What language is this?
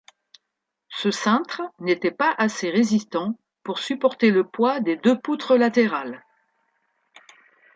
French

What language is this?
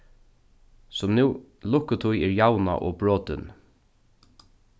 Faroese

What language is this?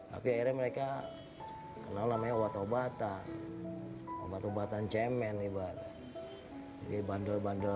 Indonesian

